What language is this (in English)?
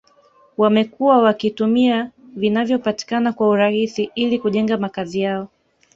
Swahili